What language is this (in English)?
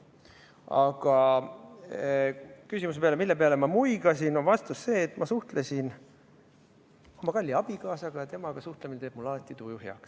Estonian